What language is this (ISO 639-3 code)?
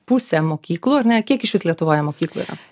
lit